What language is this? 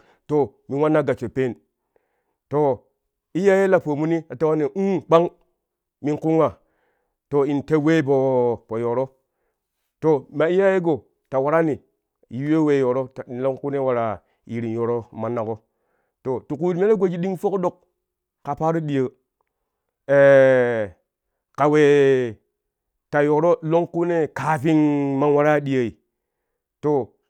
Kushi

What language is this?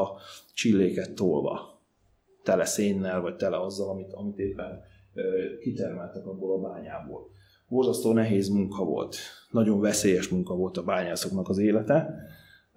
Hungarian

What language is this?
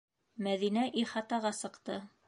Bashkir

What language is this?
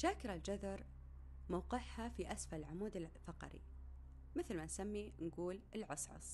Arabic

